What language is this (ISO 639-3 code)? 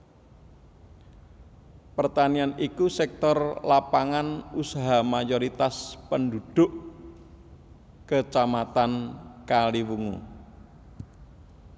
jav